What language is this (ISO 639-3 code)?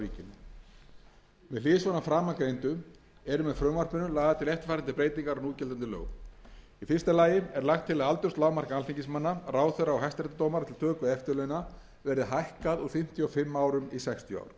isl